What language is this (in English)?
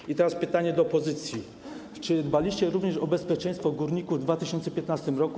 Polish